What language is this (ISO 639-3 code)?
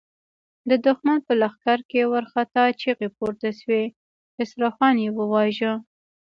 pus